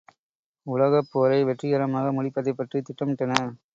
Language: Tamil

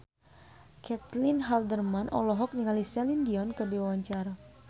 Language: Sundanese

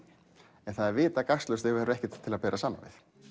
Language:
Icelandic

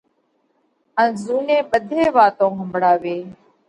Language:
Parkari Koli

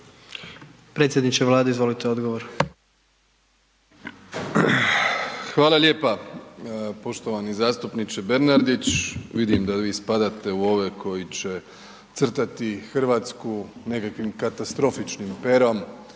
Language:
Croatian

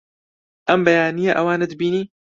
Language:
Central Kurdish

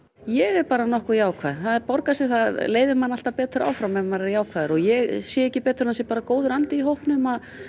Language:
Icelandic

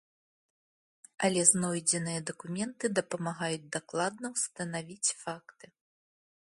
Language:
Belarusian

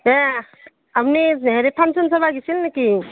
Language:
Assamese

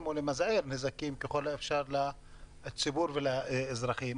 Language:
Hebrew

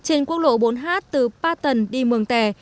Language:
Vietnamese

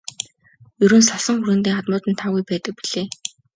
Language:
Mongolian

